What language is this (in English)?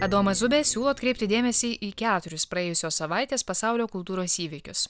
Lithuanian